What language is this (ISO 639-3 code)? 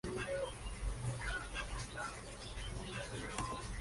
spa